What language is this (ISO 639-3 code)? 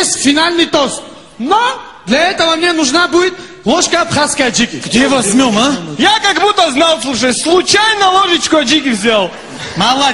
rus